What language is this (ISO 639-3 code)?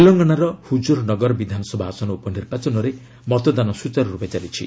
ori